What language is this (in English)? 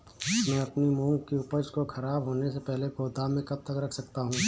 Hindi